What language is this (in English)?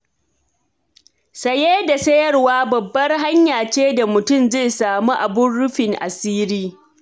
Hausa